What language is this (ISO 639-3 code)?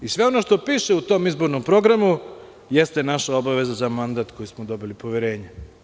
srp